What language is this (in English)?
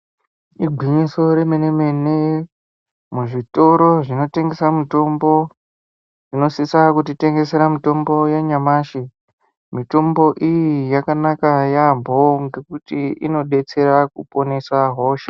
Ndau